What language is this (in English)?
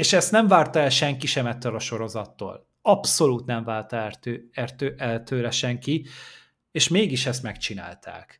Hungarian